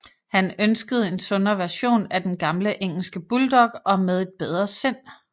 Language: Danish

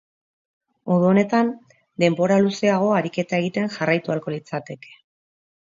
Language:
Basque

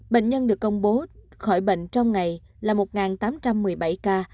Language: Vietnamese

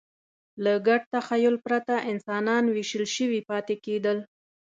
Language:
Pashto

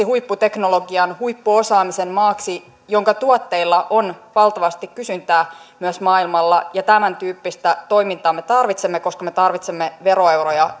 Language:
Finnish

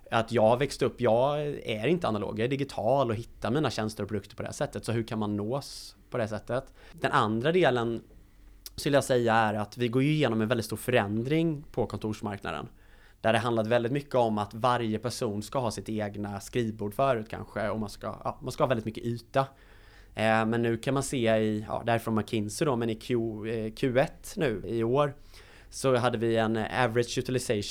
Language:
Swedish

